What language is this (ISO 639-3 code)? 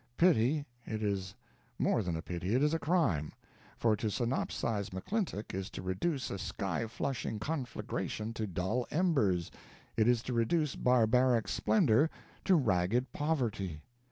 eng